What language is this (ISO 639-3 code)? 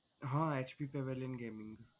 guj